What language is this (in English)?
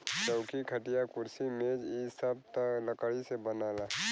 Bhojpuri